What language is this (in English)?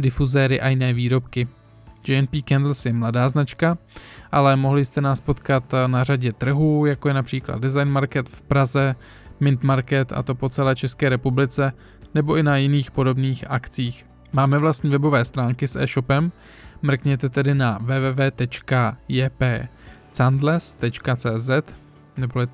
Czech